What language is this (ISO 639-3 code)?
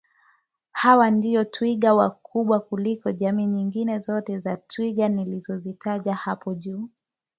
swa